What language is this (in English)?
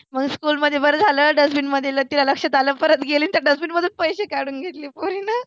Marathi